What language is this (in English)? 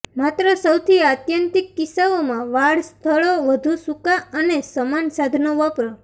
Gujarati